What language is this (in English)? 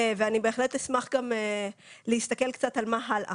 Hebrew